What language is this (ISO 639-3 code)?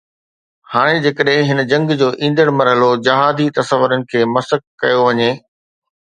snd